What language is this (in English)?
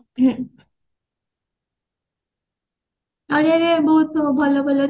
Odia